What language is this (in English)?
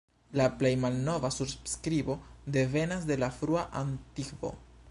Esperanto